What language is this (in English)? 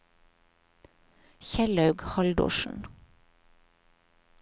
Norwegian